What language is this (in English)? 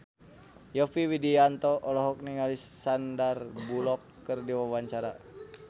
Sundanese